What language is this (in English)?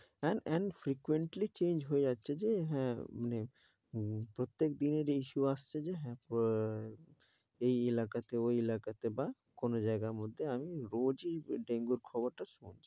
Bangla